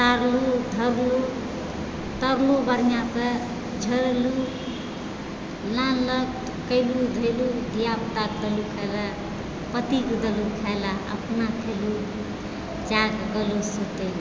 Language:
Maithili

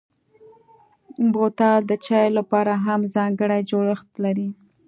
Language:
Pashto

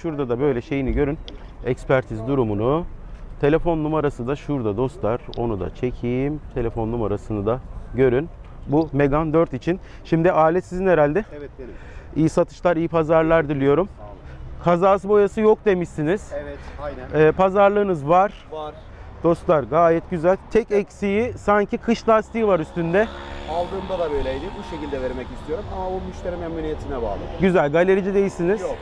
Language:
Turkish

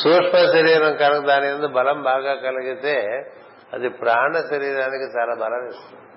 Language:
Telugu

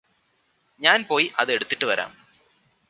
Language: Malayalam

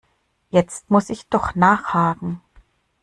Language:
German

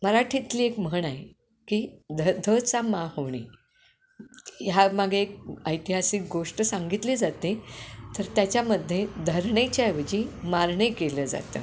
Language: Marathi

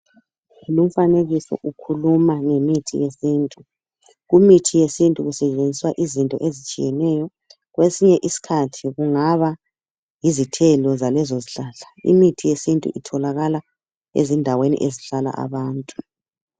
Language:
North Ndebele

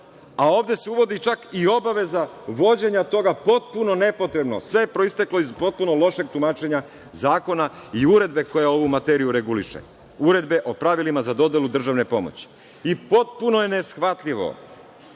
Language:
Serbian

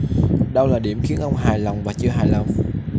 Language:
Vietnamese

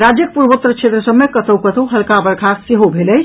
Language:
Maithili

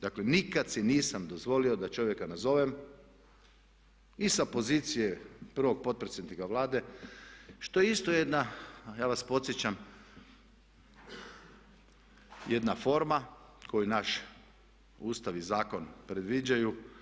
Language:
Croatian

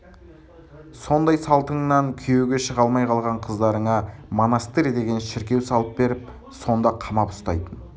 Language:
Kazakh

